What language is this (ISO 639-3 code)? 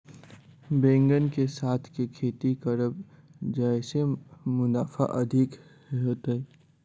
mai